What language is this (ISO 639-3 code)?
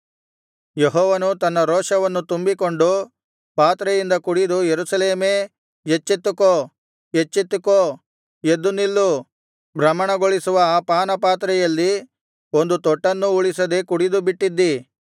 kan